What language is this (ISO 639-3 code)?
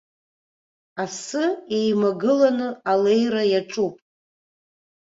abk